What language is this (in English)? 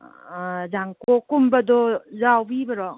Manipuri